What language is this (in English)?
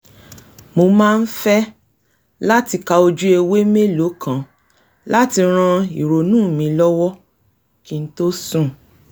Yoruba